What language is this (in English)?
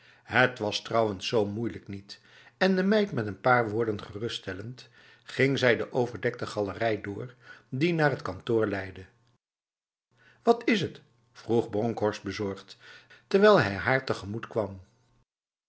Dutch